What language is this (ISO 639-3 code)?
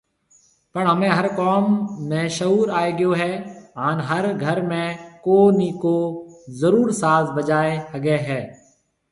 mve